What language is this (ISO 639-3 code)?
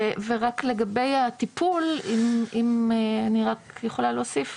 heb